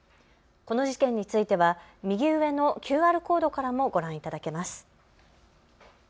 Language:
Japanese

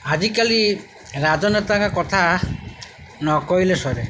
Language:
Odia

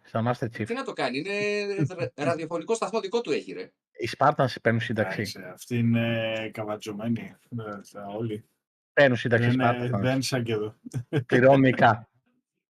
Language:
Greek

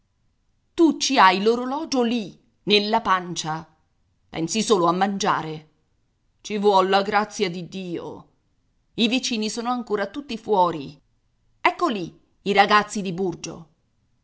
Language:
Italian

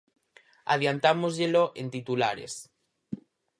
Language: Galician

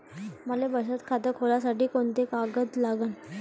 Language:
Marathi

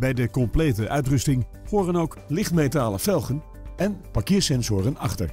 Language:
Dutch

